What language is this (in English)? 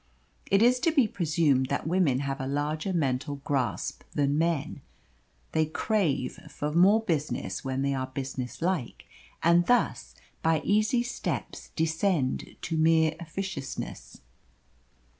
English